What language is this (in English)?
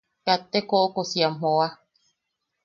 Yaqui